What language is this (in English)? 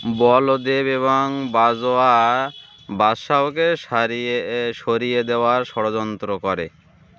Bangla